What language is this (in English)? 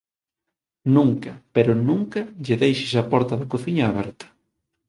Galician